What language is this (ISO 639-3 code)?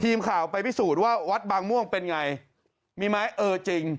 tha